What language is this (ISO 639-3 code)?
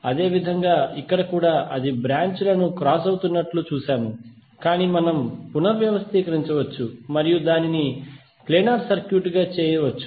tel